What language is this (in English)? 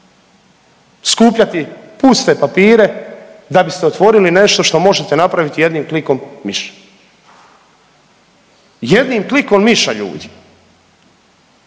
Croatian